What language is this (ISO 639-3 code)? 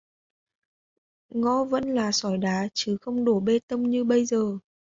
vie